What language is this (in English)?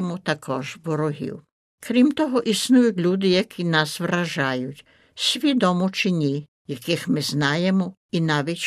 Ukrainian